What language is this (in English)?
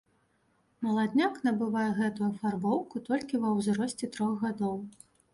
Belarusian